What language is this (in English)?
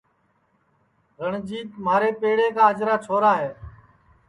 Sansi